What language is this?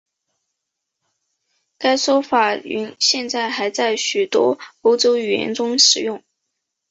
Chinese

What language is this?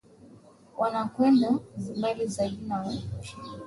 Swahili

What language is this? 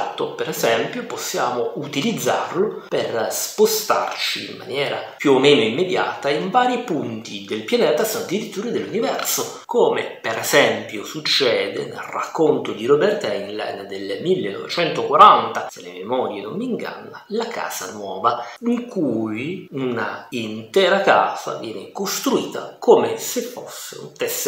Italian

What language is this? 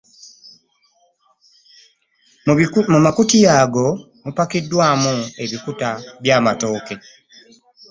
Ganda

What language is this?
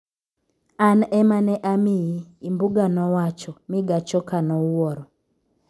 Luo (Kenya and Tanzania)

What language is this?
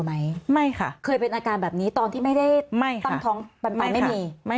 Thai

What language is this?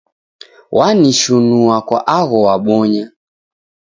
Taita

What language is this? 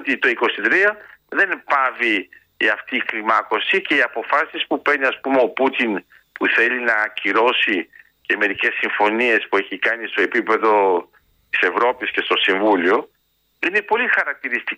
Greek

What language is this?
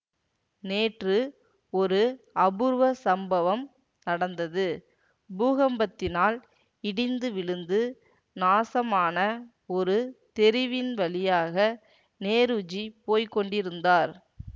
Tamil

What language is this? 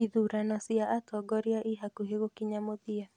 Kikuyu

